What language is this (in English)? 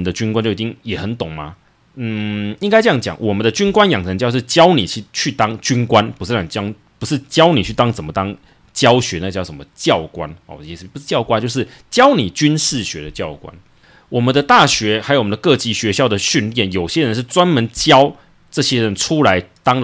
Chinese